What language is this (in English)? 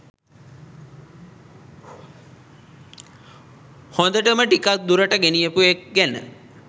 Sinhala